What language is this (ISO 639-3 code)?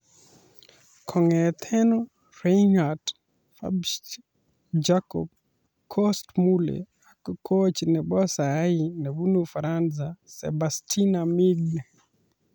kln